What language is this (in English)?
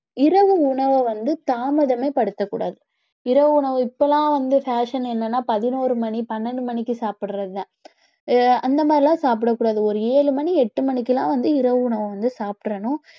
Tamil